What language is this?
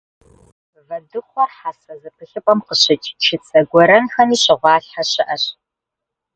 Kabardian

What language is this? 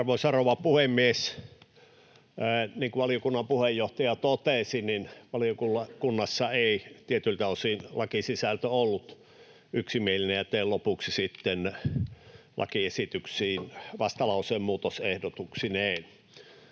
Finnish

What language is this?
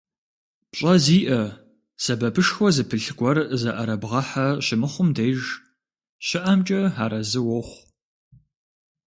Kabardian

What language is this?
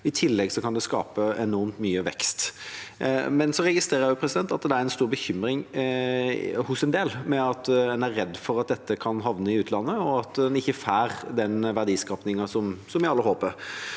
Norwegian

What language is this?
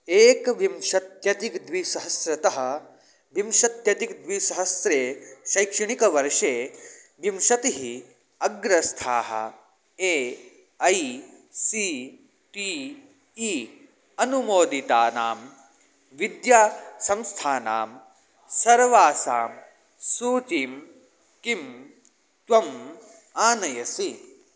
Sanskrit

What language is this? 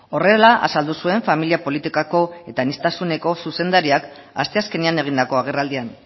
Basque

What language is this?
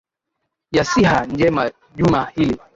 Swahili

